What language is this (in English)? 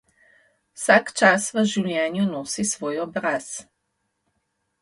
Slovenian